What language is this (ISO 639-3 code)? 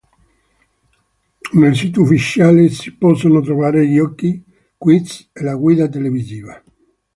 ita